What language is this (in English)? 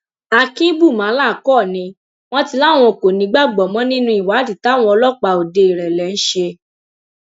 Yoruba